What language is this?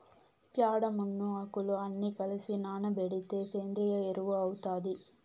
Telugu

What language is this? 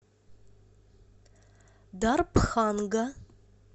Russian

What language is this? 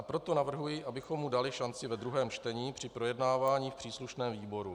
Czech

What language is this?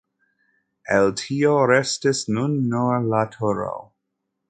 Esperanto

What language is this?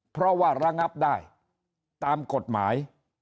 Thai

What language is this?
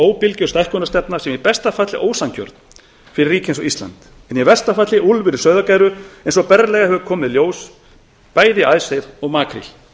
Icelandic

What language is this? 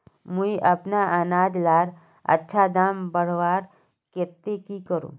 Magahi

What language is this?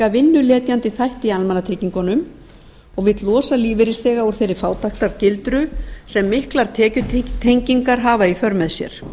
Icelandic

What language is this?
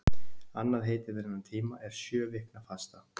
Icelandic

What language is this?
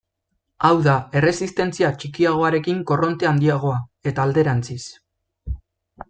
Basque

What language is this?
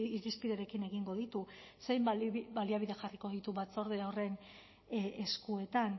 Basque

